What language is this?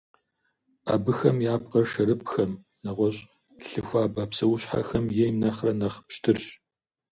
Kabardian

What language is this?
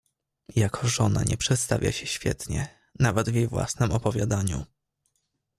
Polish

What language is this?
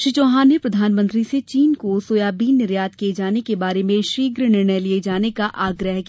Hindi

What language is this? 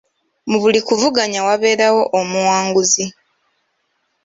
Ganda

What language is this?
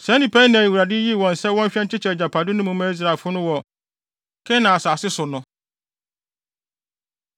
Akan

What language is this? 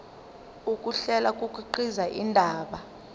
Zulu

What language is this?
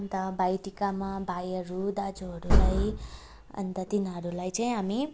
Nepali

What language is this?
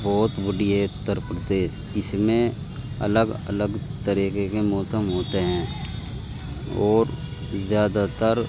Urdu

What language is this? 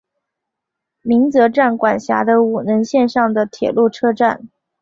Chinese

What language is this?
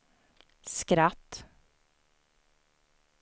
Swedish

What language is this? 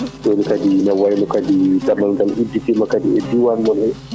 Fula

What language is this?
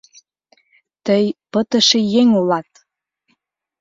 Mari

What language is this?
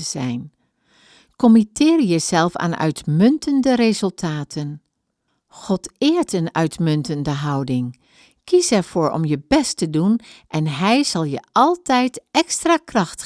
Dutch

